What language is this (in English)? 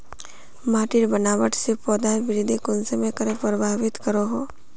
Magahi